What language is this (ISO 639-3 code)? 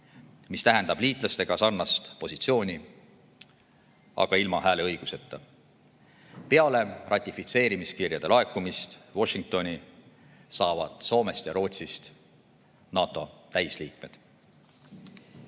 est